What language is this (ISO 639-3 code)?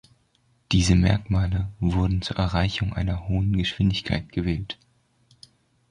deu